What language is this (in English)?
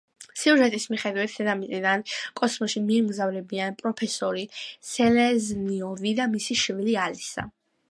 Georgian